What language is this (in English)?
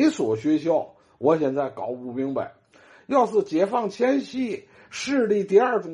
Chinese